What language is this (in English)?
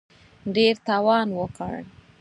Pashto